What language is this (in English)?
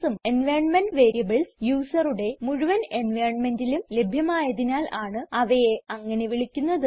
Malayalam